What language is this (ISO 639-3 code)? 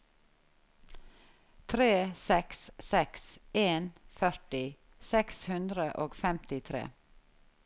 nor